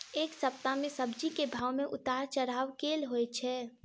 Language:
Maithili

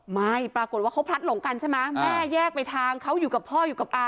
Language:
Thai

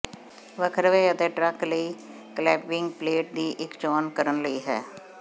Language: Punjabi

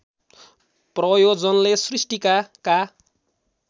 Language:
Nepali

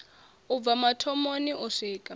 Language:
Venda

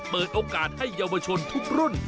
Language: Thai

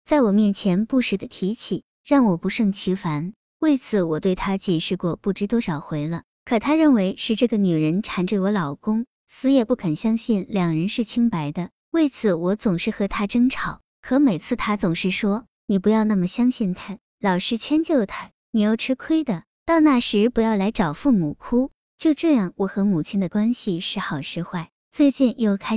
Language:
Chinese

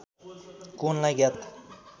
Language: Nepali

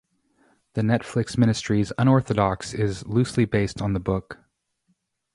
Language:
English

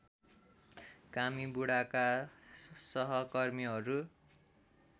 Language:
Nepali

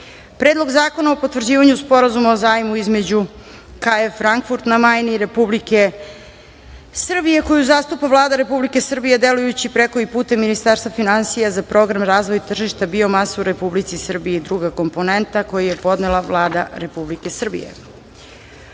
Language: Serbian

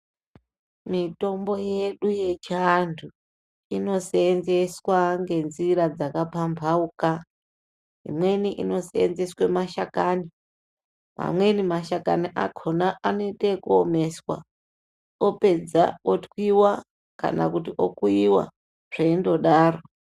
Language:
Ndau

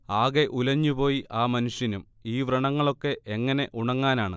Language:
Malayalam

